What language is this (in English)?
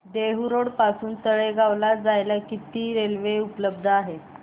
Marathi